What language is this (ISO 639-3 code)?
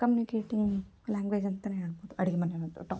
kan